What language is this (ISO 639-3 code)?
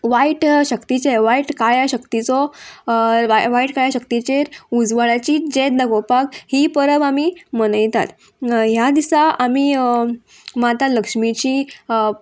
kok